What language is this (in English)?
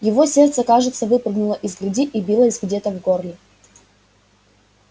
Russian